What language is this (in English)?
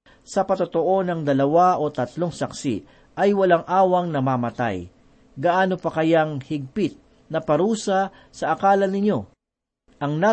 Filipino